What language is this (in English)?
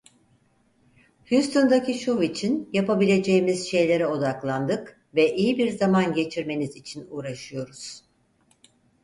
Turkish